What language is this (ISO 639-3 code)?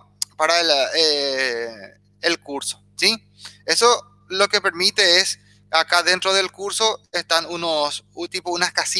spa